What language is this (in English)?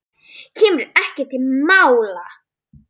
Icelandic